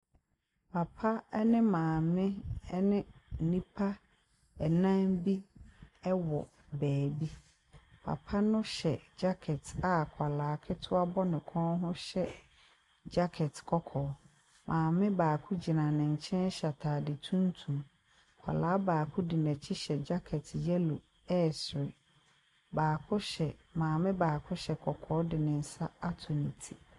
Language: Akan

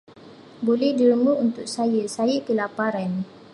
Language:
Malay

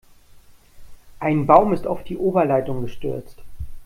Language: German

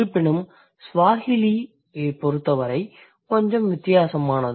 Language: Tamil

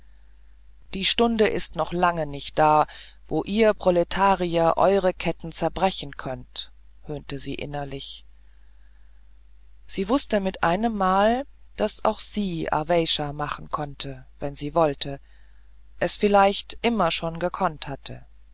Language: German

